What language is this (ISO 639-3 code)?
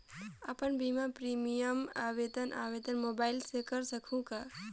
hne